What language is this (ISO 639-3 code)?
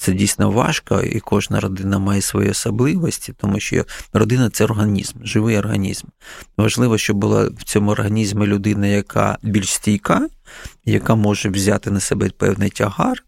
ukr